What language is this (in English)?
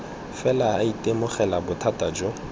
Tswana